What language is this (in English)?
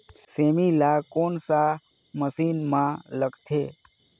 Chhattisgarhi